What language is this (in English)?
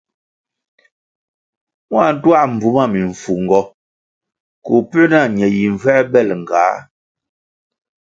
Kwasio